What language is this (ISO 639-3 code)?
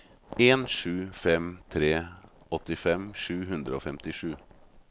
nor